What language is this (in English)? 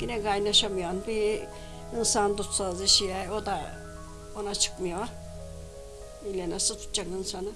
Turkish